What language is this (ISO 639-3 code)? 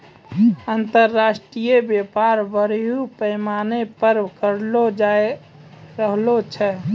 mai